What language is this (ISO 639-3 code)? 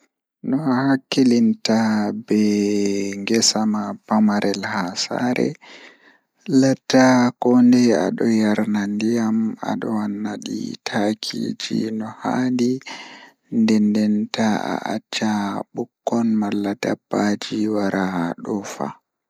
ful